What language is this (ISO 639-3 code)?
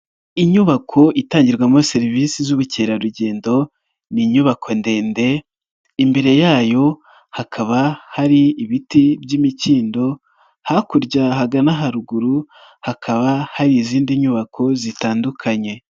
kin